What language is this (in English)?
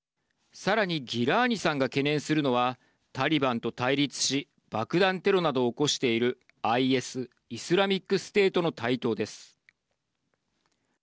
Japanese